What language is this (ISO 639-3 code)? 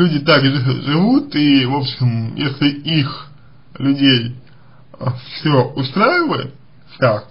rus